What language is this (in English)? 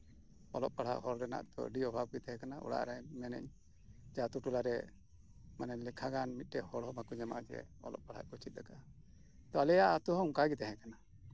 Santali